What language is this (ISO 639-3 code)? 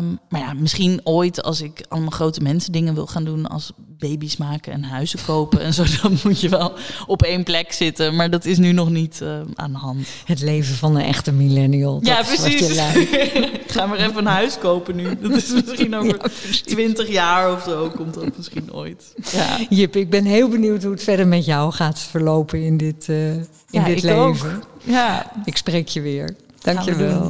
nld